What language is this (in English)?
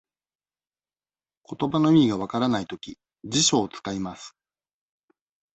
Japanese